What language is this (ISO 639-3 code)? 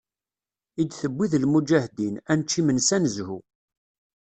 kab